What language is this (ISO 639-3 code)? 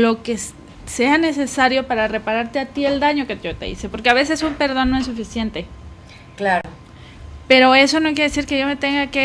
spa